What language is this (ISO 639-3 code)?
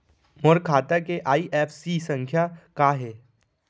hne